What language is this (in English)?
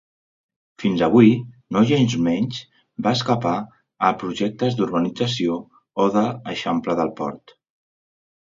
Catalan